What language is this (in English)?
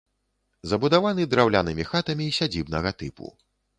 Belarusian